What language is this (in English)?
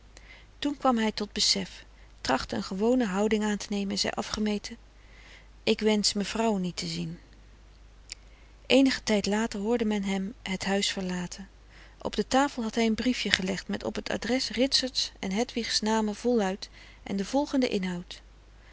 Dutch